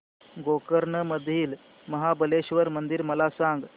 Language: Marathi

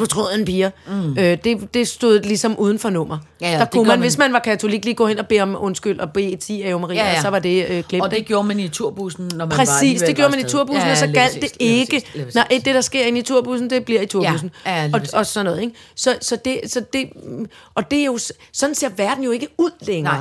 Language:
Danish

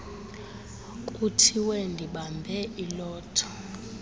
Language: Xhosa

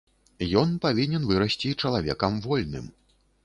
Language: Belarusian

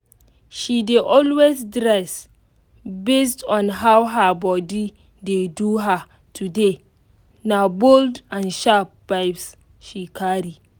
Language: Nigerian Pidgin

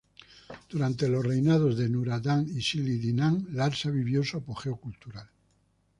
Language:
Spanish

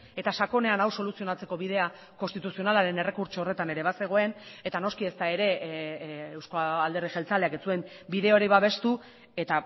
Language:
Basque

